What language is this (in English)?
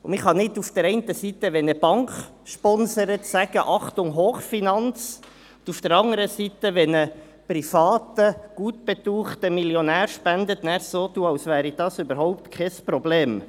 Swiss German